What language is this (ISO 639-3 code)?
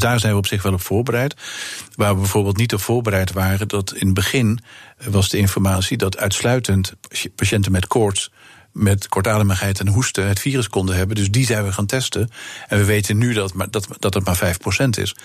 nld